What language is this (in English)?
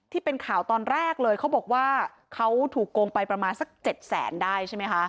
Thai